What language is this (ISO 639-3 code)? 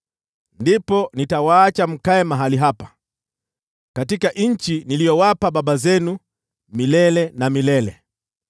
swa